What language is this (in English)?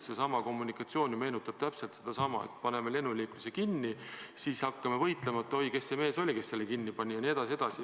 Estonian